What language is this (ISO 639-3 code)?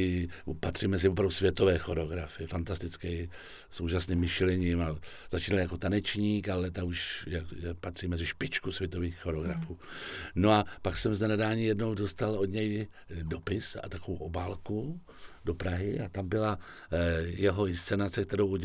ces